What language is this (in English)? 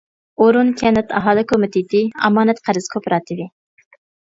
Uyghur